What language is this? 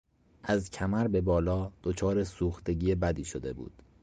Persian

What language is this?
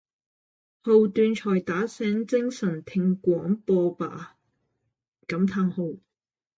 Cantonese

